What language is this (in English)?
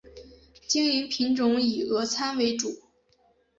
Chinese